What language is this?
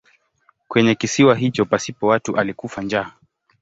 Swahili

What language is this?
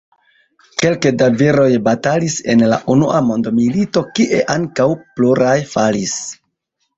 Esperanto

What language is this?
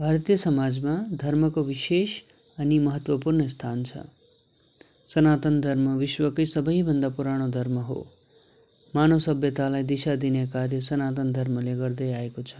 Nepali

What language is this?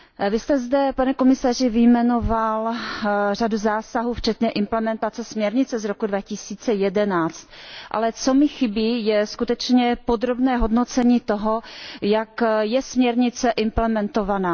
Czech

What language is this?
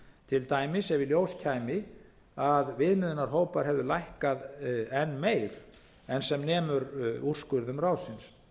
Icelandic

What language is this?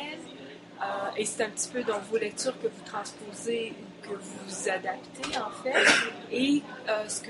French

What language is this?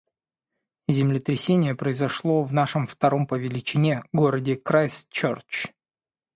Russian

